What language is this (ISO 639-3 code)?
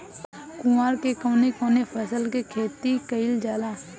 bho